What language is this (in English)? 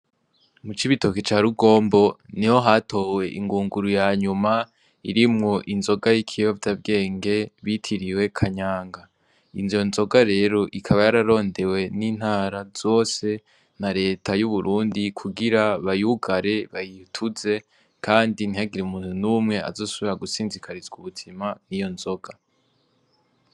Rundi